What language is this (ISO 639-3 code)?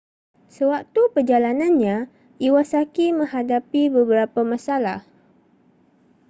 msa